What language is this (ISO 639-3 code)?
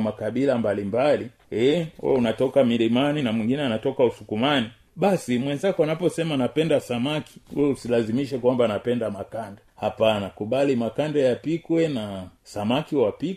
swa